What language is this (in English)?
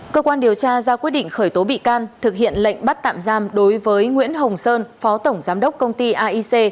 Vietnamese